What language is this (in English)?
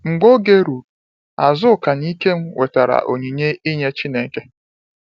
Igbo